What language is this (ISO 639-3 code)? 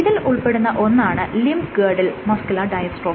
mal